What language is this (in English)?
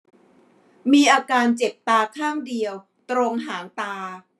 Thai